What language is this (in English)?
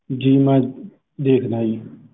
Punjabi